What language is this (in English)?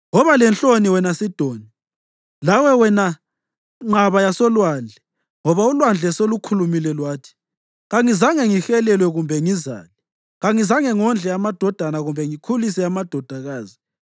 North Ndebele